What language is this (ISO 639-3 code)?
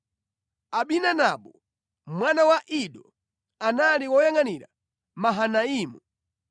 nya